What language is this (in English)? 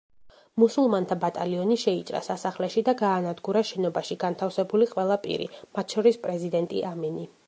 Georgian